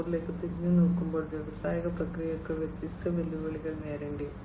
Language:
Malayalam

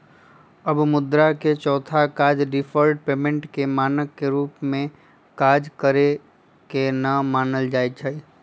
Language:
Magahi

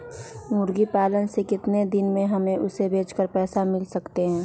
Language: Magahi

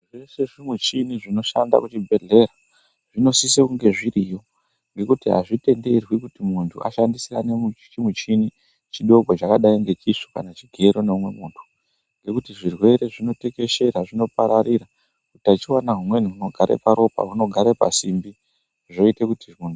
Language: Ndau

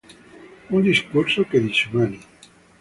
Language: Italian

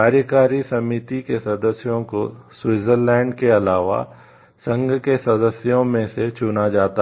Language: Hindi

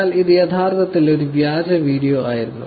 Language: Malayalam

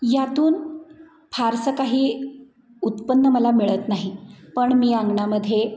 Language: Marathi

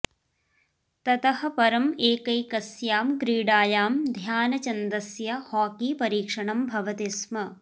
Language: Sanskrit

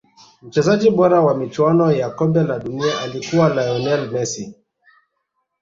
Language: Swahili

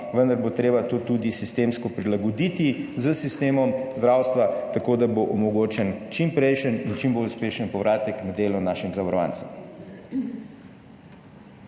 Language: Slovenian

